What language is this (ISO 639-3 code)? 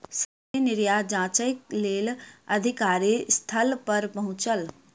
mai